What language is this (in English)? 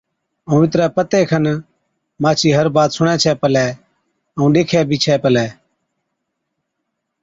Od